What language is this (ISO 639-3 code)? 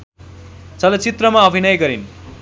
nep